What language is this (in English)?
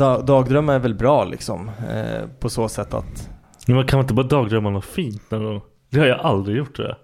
Swedish